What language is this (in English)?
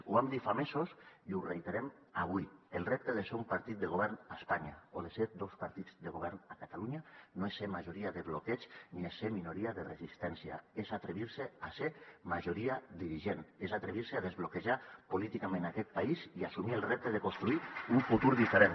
Catalan